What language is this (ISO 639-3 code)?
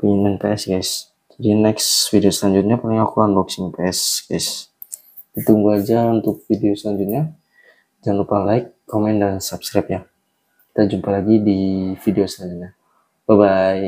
ind